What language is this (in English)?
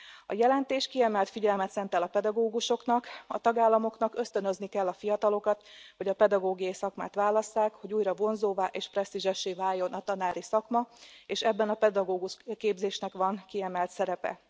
Hungarian